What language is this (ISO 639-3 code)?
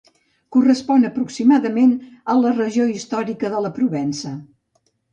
cat